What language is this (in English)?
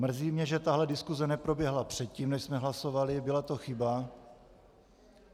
Czech